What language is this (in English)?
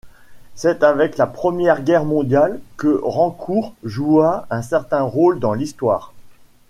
French